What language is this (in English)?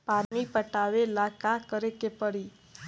Bhojpuri